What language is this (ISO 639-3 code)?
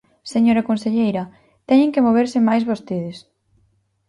glg